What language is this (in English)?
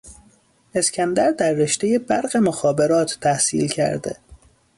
Persian